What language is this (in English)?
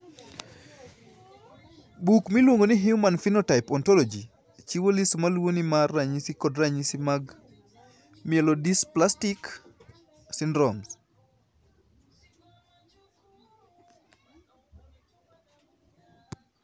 Luo (Kenya and Tanzania)